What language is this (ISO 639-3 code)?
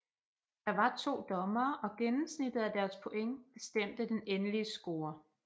dan